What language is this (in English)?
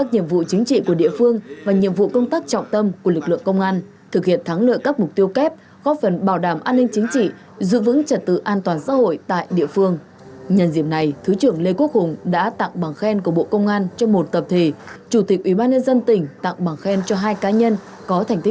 Vietnamese